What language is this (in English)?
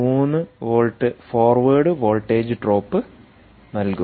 Malayalam